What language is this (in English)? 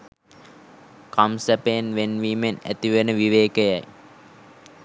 Sinhala